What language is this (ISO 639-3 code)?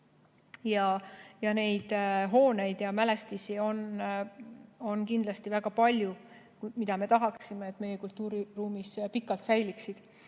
est